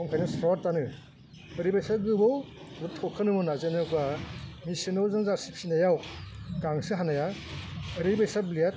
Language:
Bodo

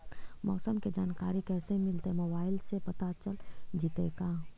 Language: Magahi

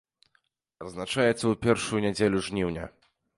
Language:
Belarusian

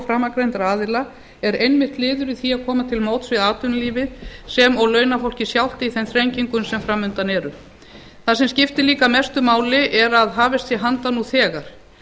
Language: Icelandic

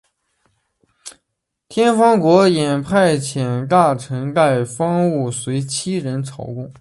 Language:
Chinese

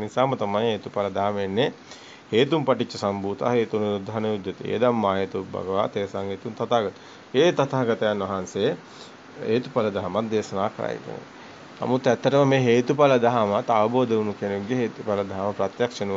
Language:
Italian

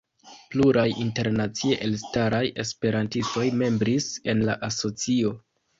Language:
Esperanto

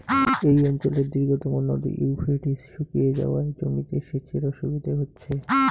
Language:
Bangla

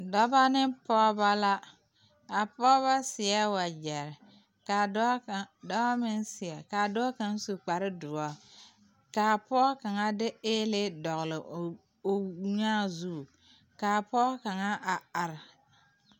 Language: Southern Dagaare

